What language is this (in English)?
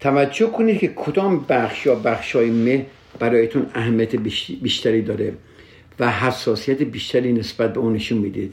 Persian